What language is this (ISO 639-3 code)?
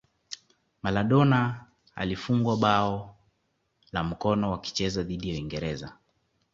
swa